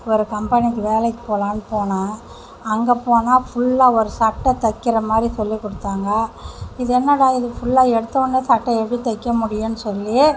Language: Tamil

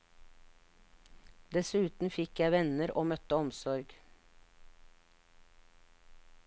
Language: Norwegian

